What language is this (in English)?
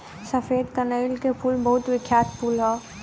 Bhojpuri